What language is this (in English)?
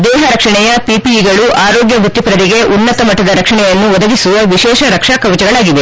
Kannada